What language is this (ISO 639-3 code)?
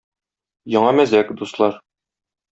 tat